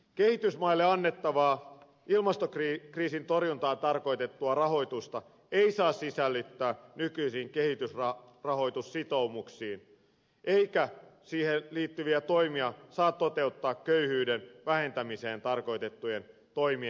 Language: Finnish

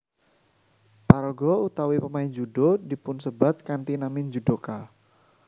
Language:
Javanese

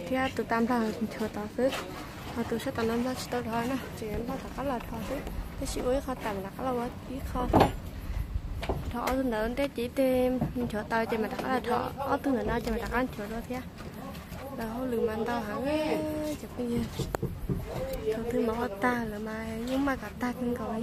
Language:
Thai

